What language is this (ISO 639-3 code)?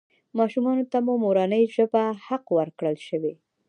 pus